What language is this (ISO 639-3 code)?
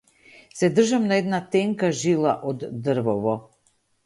mkd